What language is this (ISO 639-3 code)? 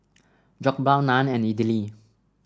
eng